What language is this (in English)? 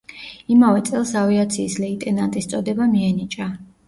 Georgian